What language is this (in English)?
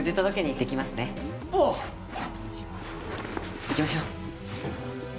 Japanese